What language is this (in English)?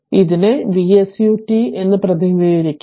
Malayalam